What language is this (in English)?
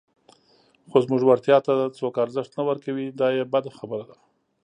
Pashto